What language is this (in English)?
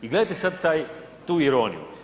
Croatian